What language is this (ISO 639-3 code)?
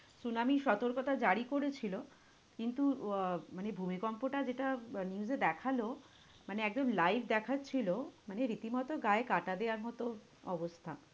ben